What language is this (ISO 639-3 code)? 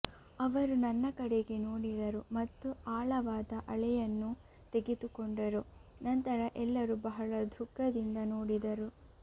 kan